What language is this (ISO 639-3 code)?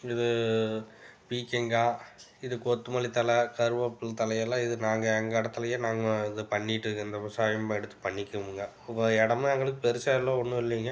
tam